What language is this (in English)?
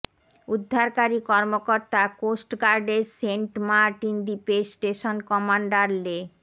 Bangla